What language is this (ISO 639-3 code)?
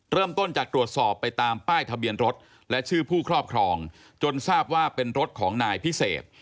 tha